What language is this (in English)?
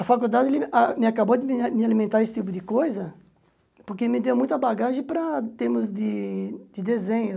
Portuguese